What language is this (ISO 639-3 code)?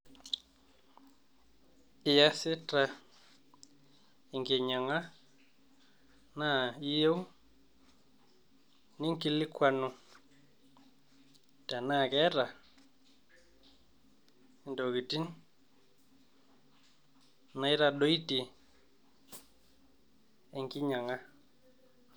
mas